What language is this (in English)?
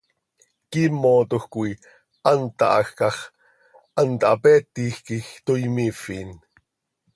Seri